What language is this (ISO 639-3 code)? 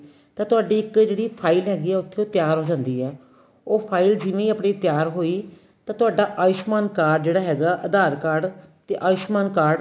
pan